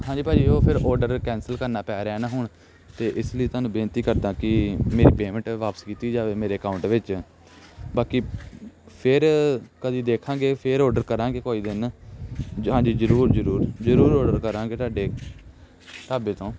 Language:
Punjabi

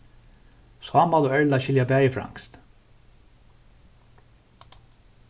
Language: Faroese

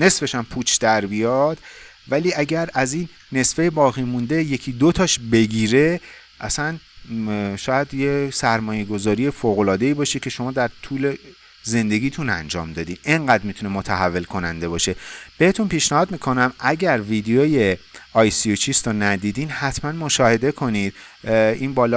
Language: Persian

